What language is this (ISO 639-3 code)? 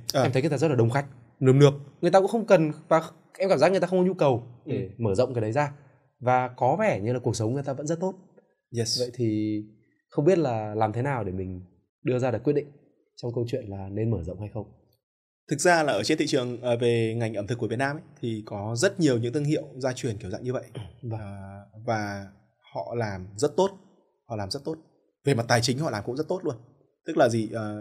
vie